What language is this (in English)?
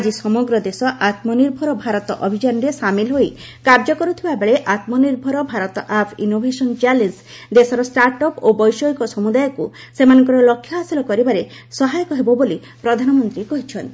Odia